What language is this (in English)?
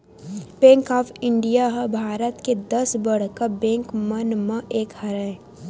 Chhattisgarhi